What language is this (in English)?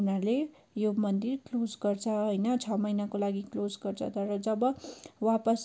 Nepali